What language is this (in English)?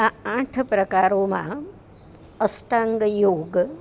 Gujarati